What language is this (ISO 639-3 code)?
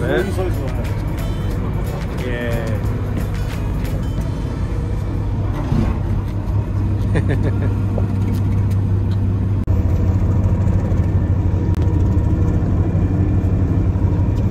jpn